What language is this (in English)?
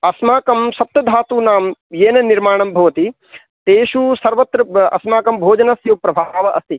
Sanskrit